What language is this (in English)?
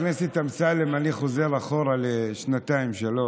Hebrew